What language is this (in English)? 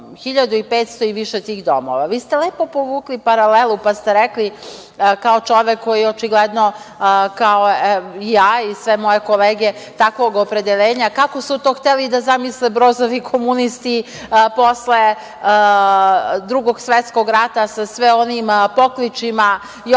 Serbian